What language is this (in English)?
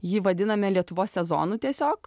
Lithuanian